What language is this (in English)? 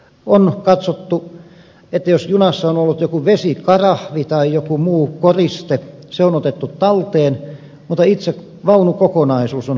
Finnish